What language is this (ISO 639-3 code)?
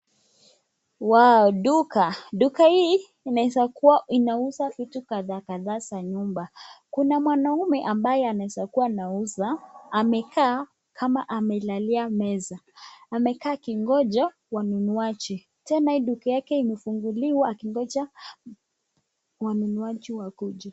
swa